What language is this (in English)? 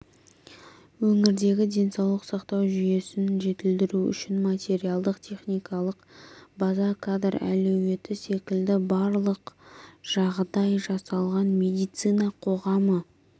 Kazakh